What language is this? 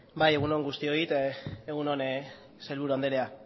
Basque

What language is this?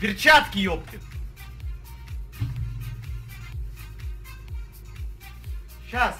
Russian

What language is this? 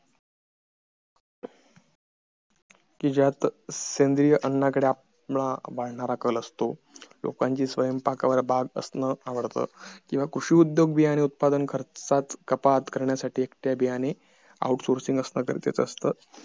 Marathi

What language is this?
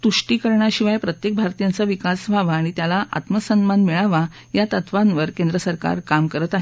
Marathi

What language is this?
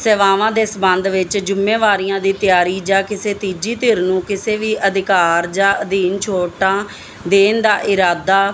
Punjabi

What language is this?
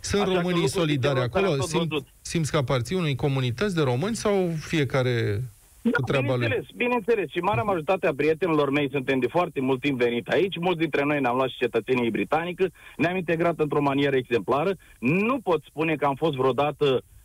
Romanian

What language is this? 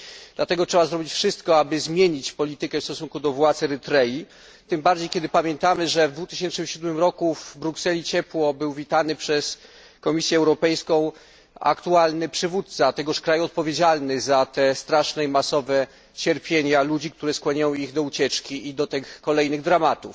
Polish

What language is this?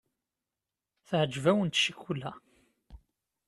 Kabyle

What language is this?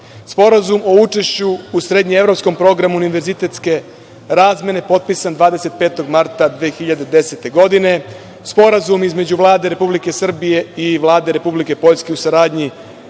Serbian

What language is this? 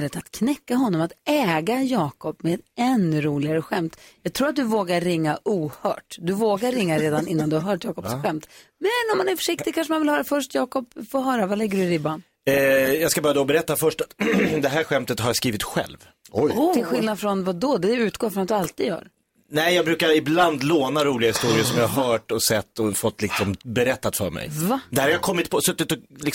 Swedish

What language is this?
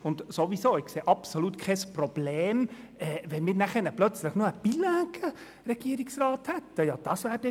Swiss German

